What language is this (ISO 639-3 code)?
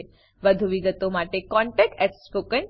guj